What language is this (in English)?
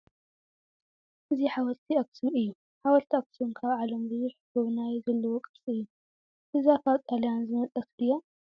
Tigrinya